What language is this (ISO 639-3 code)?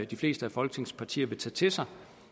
dan